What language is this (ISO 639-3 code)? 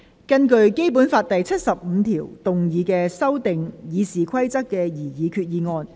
yue